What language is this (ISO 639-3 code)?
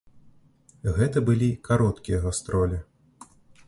bel